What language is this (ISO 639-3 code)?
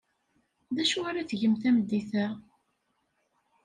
kab